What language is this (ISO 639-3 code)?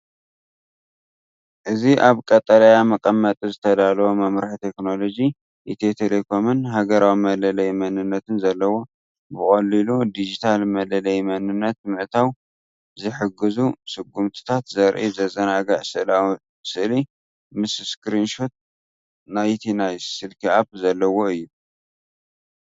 tir